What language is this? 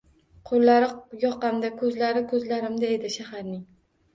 Uzbek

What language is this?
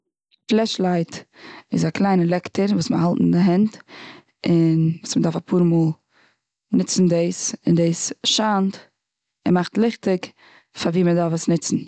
Yiddish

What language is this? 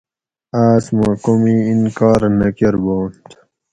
Gawri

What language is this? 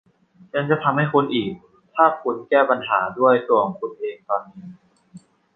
Thai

